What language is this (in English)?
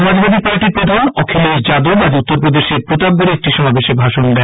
Bangla